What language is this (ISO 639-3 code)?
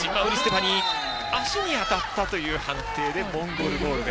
jpn